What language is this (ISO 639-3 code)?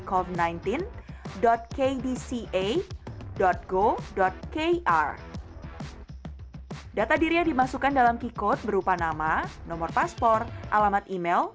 ind